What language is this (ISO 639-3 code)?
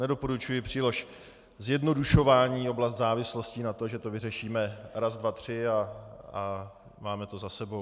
ces